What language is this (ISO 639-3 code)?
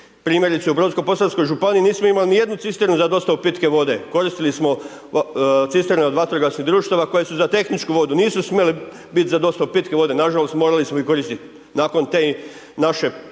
hrv